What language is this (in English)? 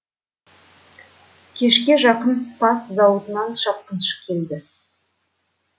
Kazakh